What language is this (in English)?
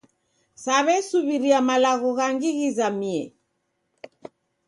Taita